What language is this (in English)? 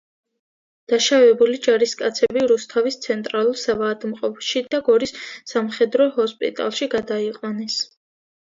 Georgian